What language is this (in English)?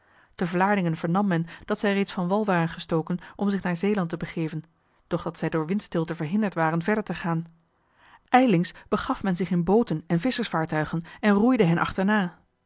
Dutch